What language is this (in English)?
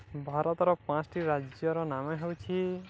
Odia